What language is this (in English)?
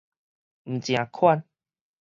Min Nan Chinese